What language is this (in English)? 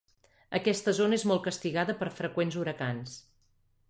Catalan